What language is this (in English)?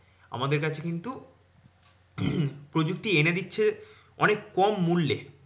Bangla